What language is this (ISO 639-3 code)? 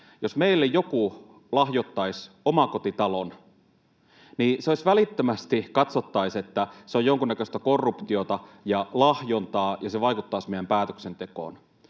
fin